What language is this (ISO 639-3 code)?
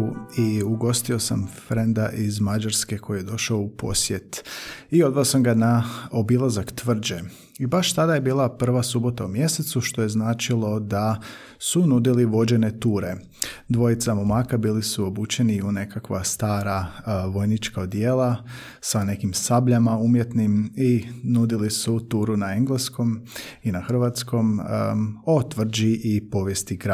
hrv